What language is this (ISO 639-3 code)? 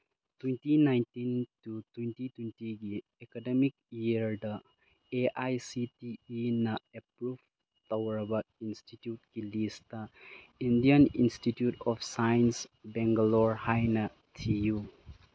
mni